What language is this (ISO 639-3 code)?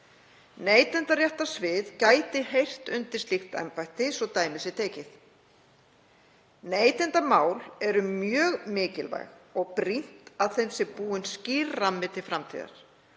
isl